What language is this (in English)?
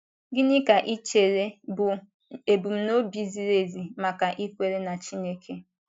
Igbo